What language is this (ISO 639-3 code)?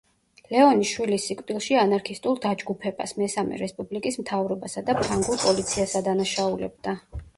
kat